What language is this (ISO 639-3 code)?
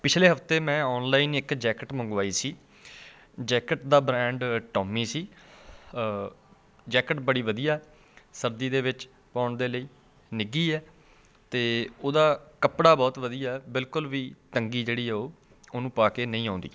pan